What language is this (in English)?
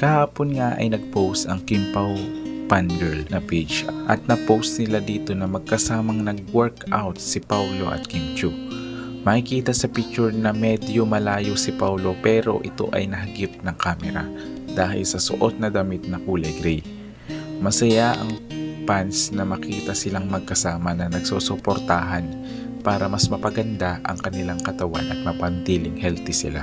Filipino